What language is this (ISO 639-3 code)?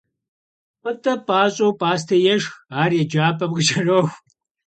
kbd